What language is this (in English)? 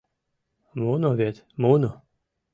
Mari